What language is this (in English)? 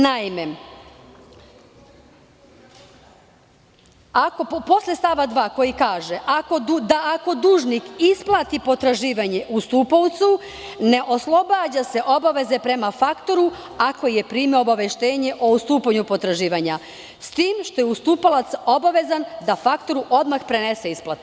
Serbian